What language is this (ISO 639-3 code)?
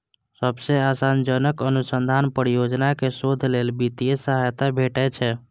mai